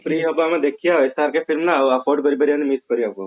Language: Odia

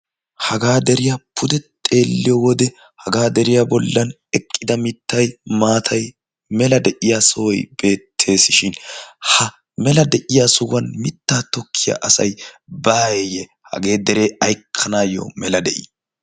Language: Wolaytta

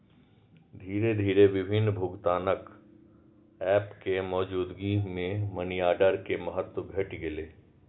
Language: Maithili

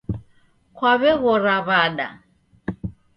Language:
Taita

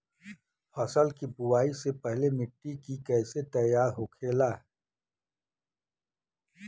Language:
Bhojpuri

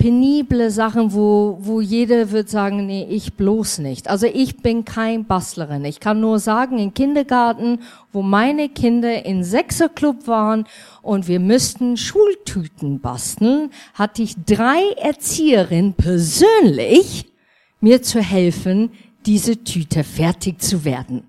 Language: German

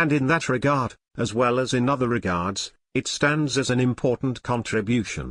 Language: English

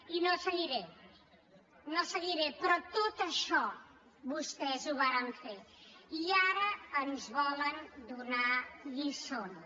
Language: Catalan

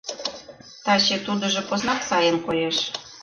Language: Mari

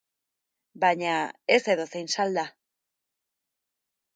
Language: Basque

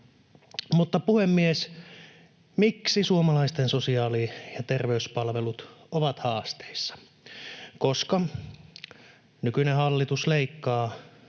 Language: Finnish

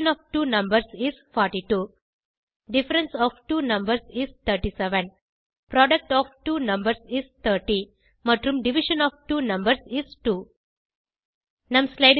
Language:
Tamil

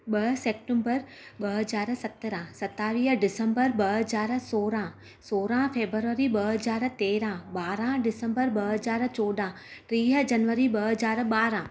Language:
Sindhi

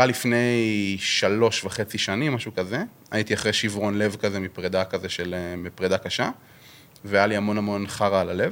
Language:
Hebrew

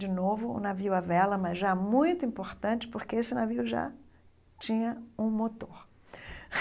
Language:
Portuguese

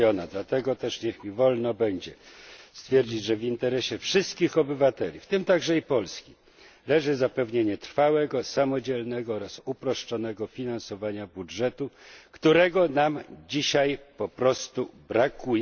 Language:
Polish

